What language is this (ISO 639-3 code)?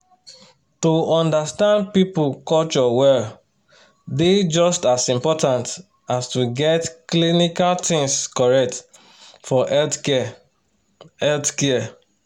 pcm